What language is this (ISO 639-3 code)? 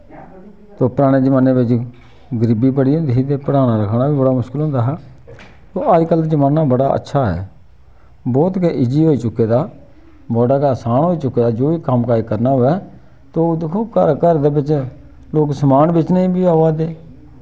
doi